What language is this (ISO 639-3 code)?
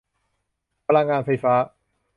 tha